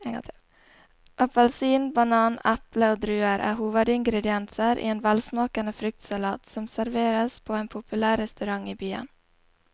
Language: Norwegian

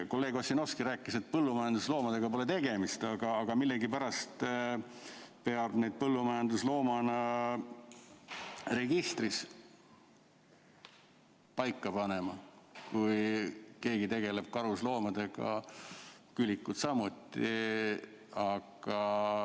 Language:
Estonian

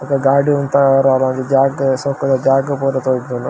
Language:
Tulu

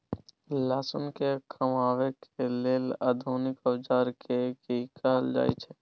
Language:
Maithili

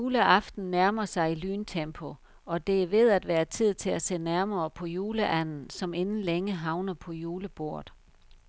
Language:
Danish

